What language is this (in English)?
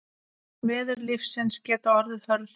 Icelandic